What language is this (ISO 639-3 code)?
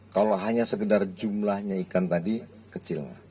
ind